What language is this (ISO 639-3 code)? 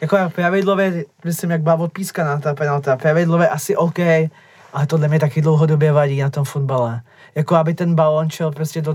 ces